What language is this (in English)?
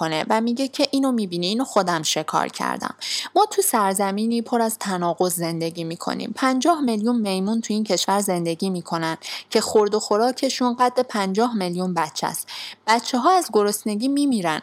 Persian